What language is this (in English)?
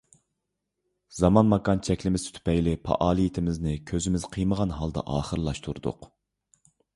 Uyghur